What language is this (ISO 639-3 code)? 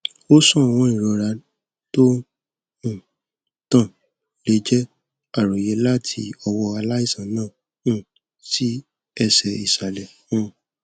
yor